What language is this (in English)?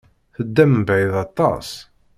Kabyle